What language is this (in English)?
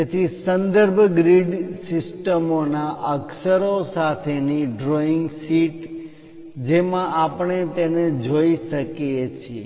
Gujarati